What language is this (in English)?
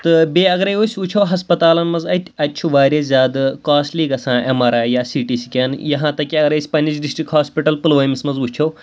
Kashmiri